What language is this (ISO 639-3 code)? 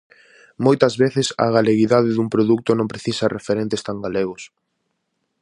glg